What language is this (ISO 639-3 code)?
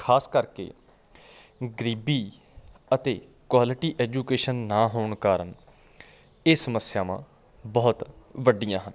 pan